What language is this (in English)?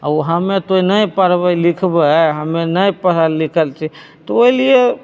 Maithili